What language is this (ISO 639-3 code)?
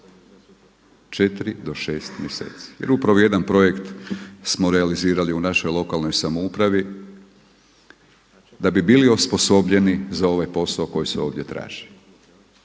hrv